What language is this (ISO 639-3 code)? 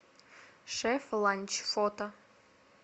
rus